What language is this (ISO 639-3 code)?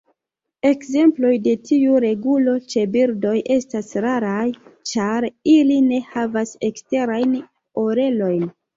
epo